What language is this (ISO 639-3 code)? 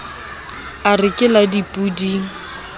sot